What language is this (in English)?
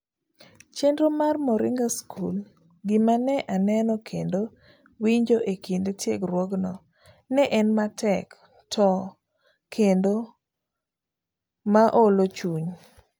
Luo (Kenya and Tanzania)